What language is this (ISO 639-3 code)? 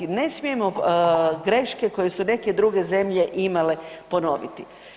hrv